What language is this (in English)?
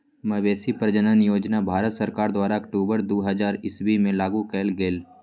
Magahi